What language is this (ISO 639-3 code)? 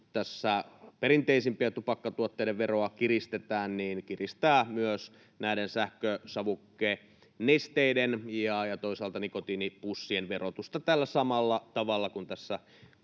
fin